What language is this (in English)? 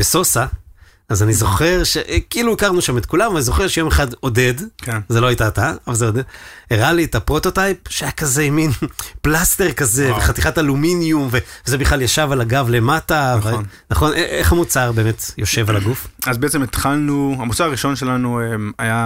Hebrew